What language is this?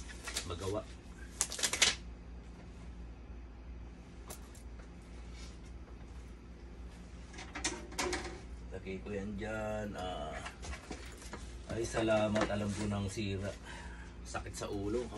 Filipino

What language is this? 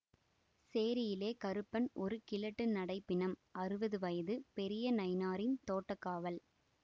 Tamil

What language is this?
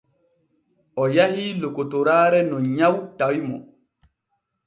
Borgu Fulfulde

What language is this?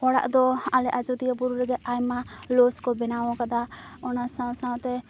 Santali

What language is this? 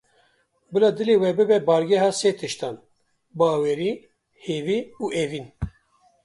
Kurdish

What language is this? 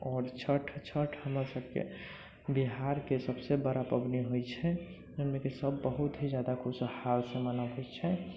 Maithili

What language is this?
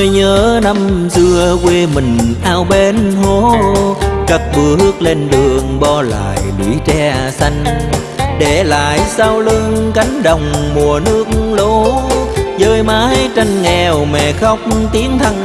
Vietnamese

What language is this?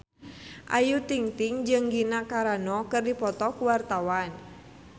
Sundanese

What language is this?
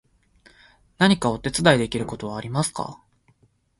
Japanese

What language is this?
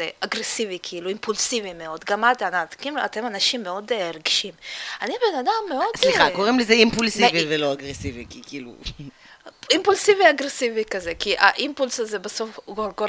Hebrew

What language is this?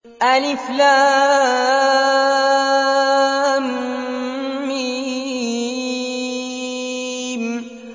Arabic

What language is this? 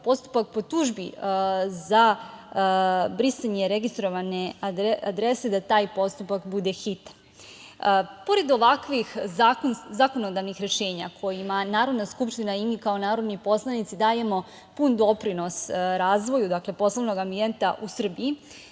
Serbian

